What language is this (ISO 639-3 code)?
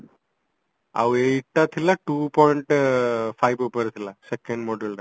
ori